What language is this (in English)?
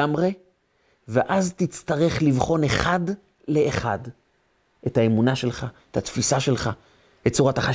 Hebrew